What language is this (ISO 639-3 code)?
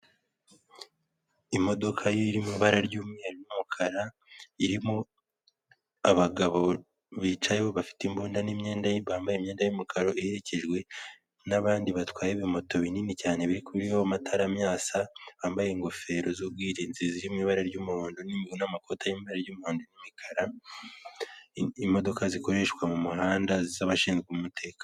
kin